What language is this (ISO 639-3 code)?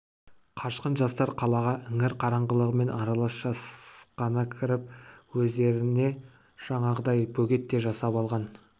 kaz